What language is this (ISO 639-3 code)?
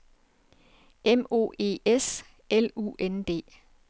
dan